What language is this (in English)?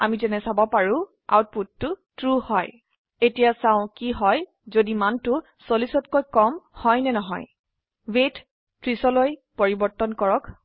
Assamese